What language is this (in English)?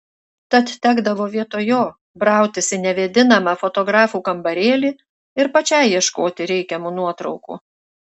Lithuanian